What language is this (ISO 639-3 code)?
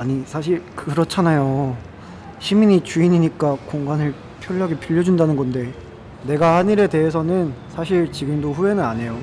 kor